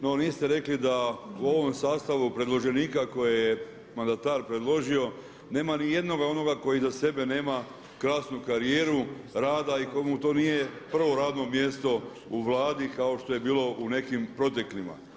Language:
Croatian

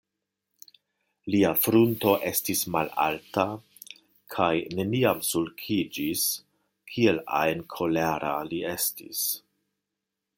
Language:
Esperanto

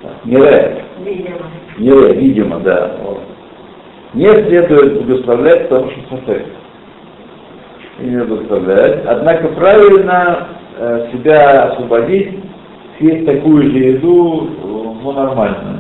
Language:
Russian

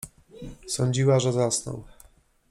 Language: Polish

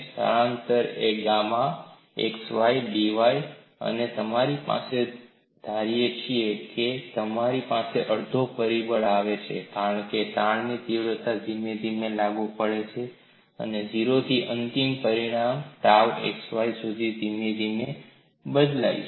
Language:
Gujarati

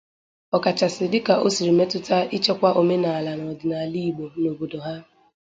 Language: Igbo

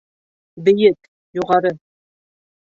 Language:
Bashkir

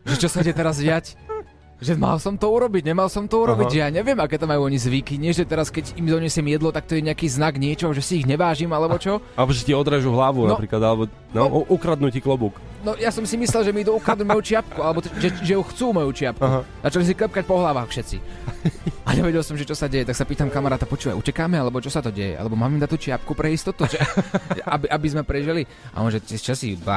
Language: Slovak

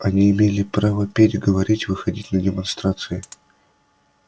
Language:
Russian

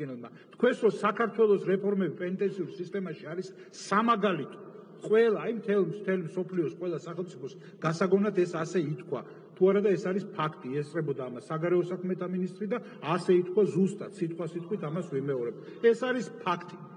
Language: Romanian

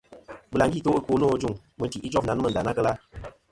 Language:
Kom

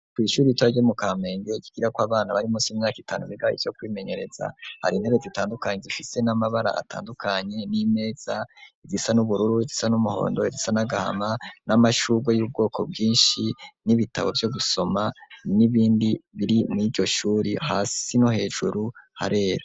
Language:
Rundi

